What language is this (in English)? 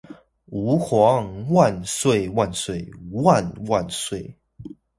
Chinese